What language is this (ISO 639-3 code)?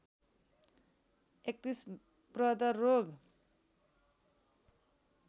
nep